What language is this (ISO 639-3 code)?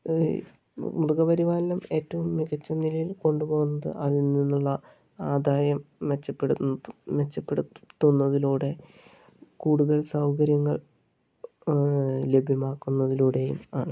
mal